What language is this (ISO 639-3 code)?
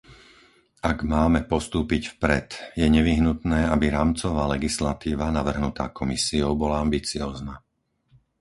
slk